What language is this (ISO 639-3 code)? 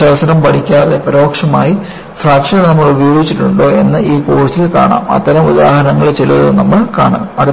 mal